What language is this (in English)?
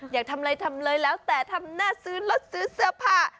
Thai